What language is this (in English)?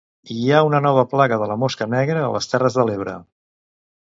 Catalan